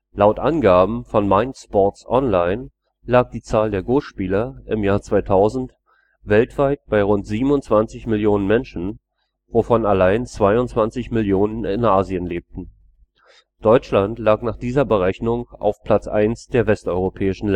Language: German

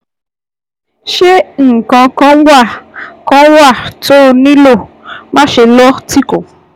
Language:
Yoruba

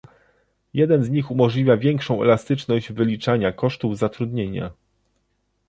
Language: Polish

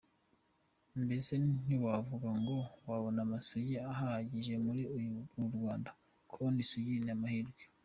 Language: Kinyarwanda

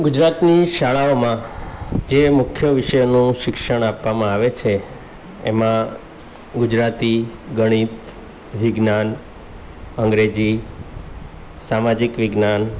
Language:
Gujarati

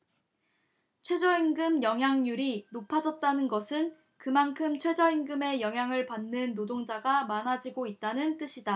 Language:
Korean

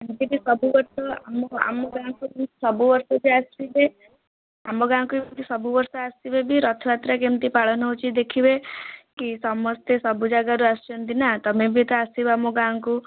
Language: Odia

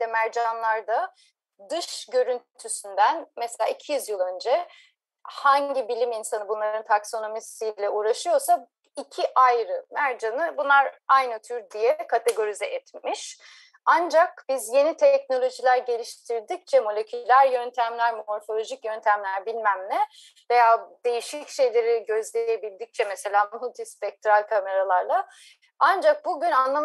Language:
Turkish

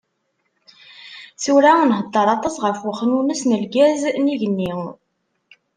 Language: Kabyle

